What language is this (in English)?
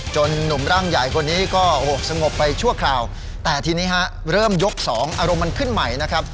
Thai